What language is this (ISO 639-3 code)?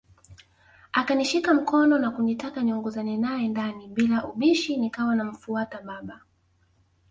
swa